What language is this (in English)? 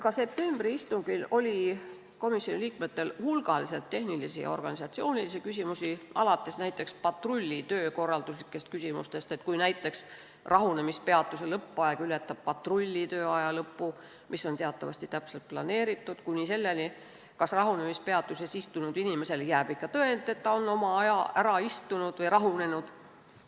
Estonian